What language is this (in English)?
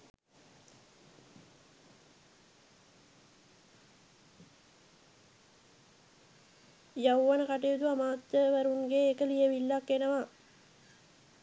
Sinhala